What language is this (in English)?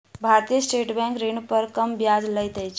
Maithili